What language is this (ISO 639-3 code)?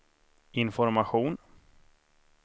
swe